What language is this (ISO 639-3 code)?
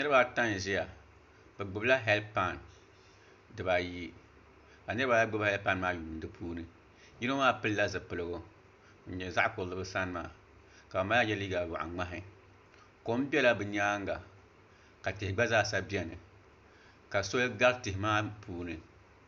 dag